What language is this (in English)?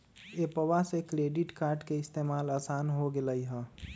Magahi